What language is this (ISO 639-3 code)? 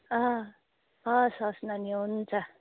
nep